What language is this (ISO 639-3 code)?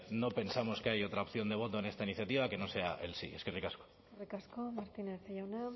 spa